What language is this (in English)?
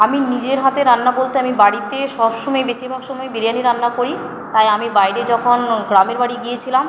Bangla